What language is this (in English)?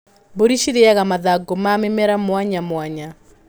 Kikuyu